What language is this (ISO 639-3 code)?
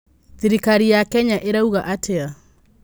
kik